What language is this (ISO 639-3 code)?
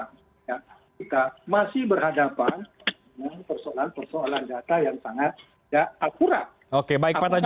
ind